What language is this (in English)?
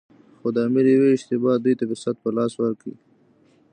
Pashto